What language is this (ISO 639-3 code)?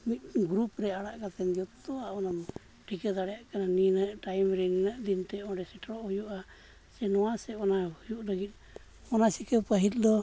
sat